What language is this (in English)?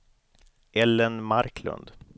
Swedish